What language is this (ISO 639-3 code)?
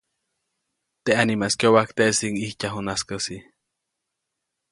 zoc